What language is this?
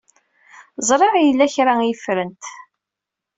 Kabyle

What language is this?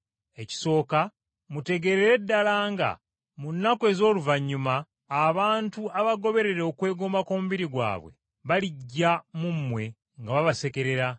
Ganda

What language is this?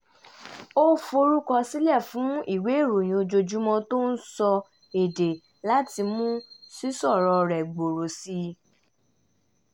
Yoruba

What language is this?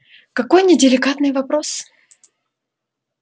Russian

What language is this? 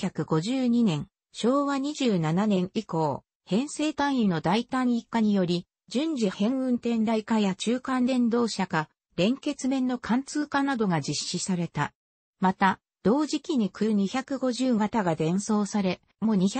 Japanese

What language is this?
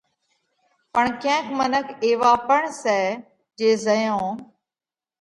Parkari Koli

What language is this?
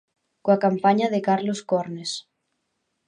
Galician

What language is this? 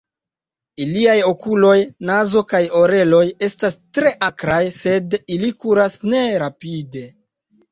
Esperanto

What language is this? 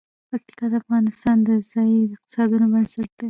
Pashto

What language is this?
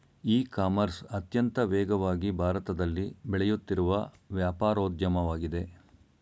Kannada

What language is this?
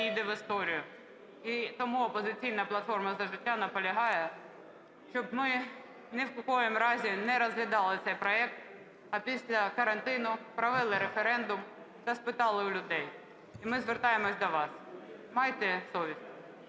Ukrainian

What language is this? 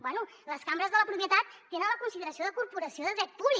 Catalan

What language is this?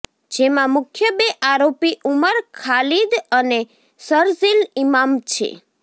Gujarati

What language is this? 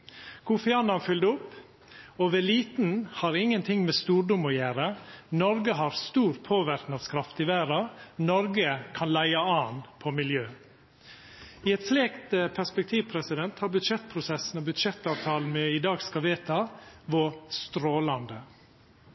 Norwegian Nynorsk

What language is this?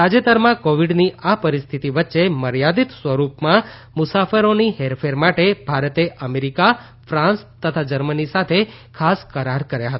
Gujarati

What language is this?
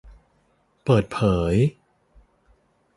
Thai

